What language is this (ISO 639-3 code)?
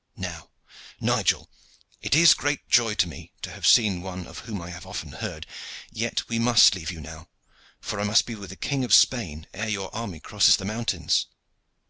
eng